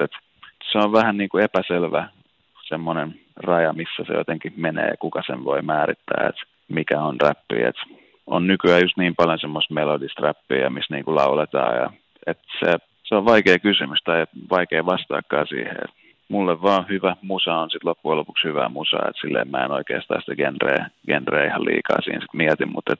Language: Finnish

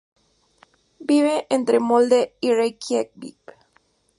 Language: Spanish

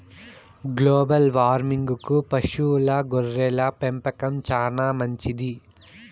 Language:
Telugu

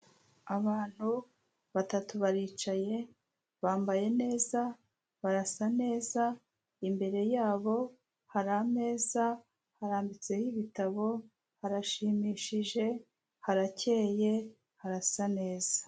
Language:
Kinyarwanda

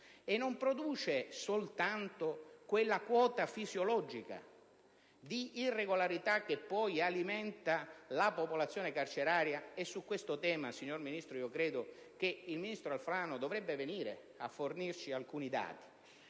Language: Italian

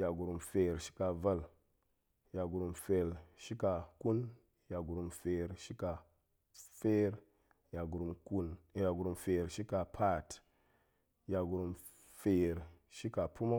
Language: Goemai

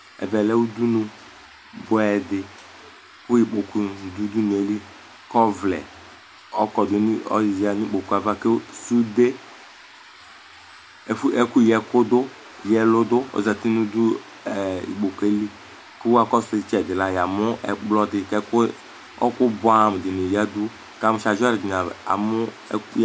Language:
Ikposo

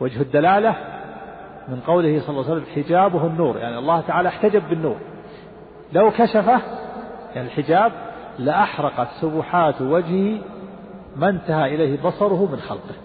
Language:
Arabic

